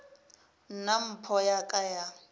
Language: Northern Sotho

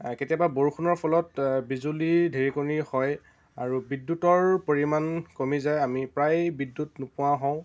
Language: Assamese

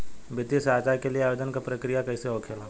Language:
Bhojpuri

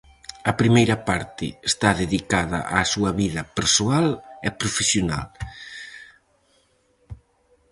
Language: Galician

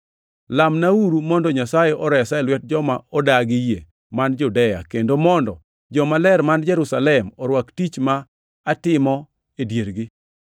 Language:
Luo (Kenya and Tanzania)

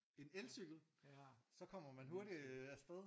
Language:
Danish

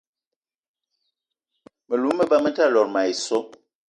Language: Eton (Cameroon)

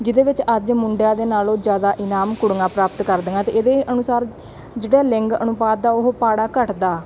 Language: Punjabi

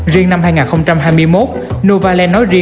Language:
Vietnamese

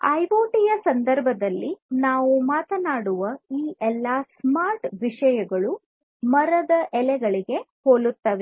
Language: Kannada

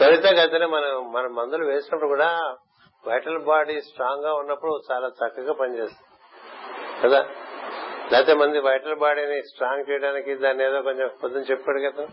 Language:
Telugu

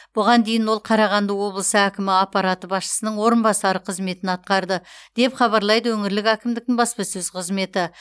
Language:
Kazakh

